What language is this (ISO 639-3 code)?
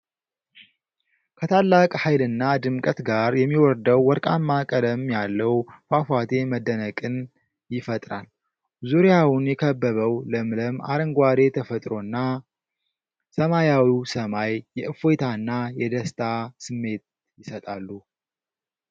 amh